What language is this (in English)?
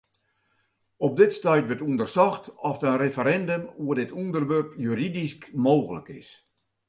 Western Frisian